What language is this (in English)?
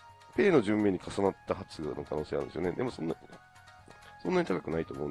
Japanese